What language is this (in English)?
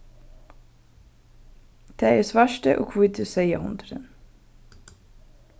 Faroese